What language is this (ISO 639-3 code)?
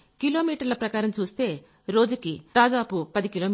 tel